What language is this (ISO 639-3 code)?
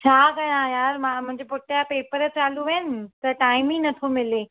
snd